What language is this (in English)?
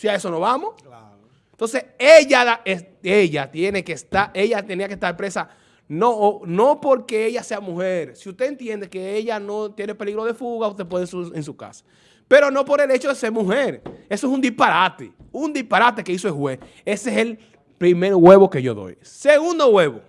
Spanish